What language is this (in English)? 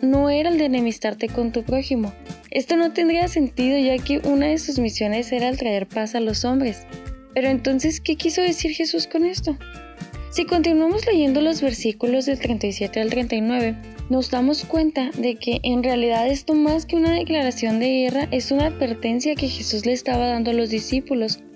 Spanish